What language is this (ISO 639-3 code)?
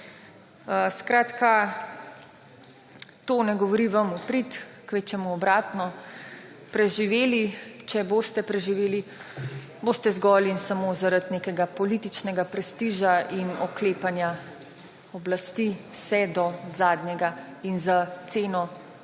slv